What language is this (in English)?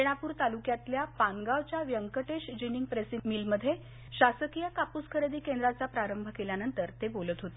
Marathi